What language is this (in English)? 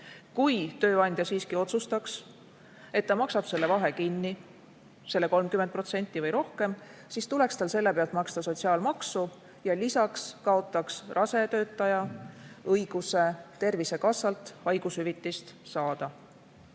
Estonian